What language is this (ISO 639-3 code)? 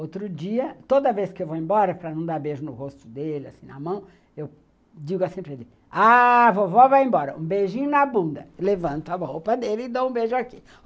por